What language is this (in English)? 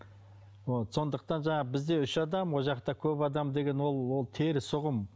Kazakh